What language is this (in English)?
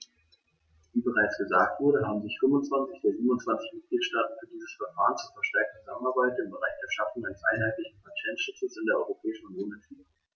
German